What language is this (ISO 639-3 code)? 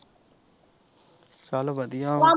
pan